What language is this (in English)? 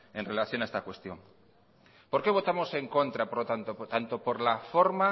Spanish